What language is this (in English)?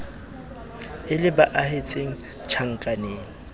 Southern Sotho